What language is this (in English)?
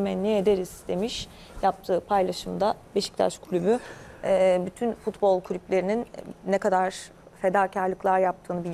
Turkish